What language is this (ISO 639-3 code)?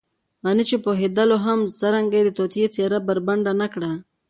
pus